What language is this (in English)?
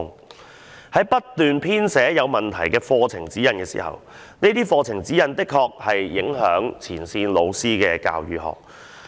Cantonese